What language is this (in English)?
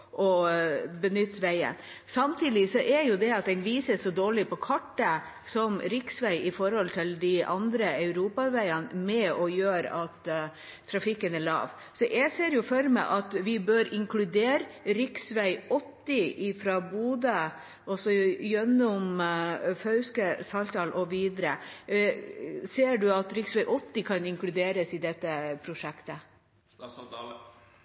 Norwegian Bokmål